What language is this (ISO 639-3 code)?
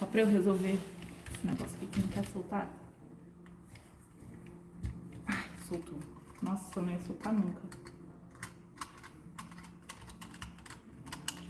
por